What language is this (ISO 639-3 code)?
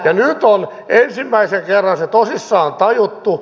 fin